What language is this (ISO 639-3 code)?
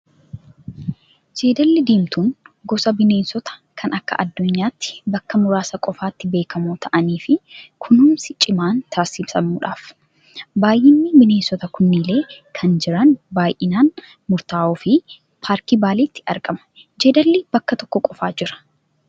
orm